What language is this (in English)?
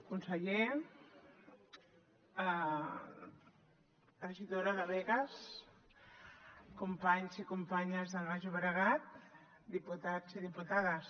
Catalan